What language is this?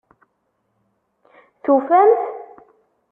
Kabyle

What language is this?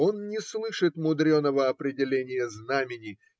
Russian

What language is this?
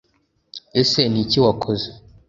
Kinyarwanda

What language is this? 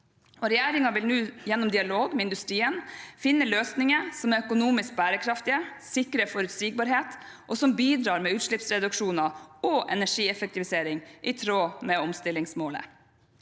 Norwegian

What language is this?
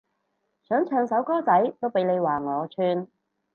Cantonese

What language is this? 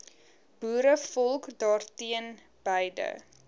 Afrikaans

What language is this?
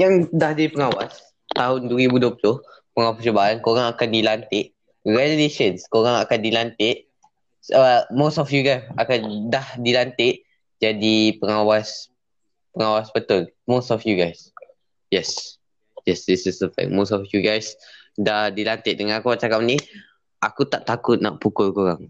Malay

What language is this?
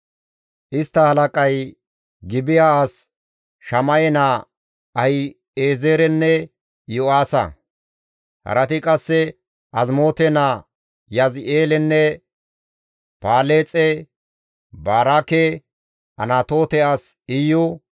Gamo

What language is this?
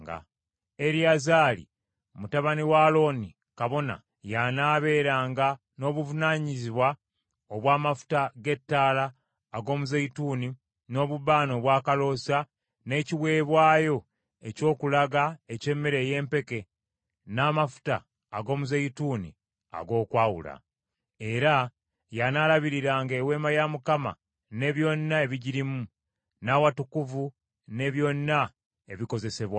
Ganda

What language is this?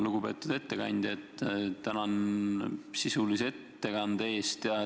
Estonian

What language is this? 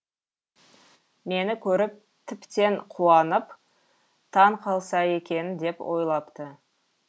Kazakh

